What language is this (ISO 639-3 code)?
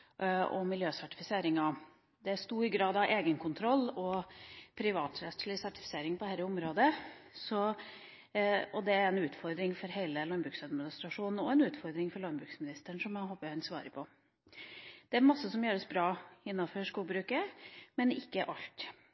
nob